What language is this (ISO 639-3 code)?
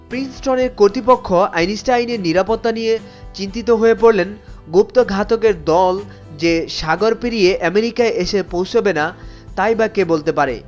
ben